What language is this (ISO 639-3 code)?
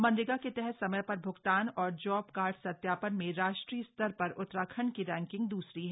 hin